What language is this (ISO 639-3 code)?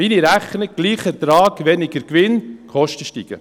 gsw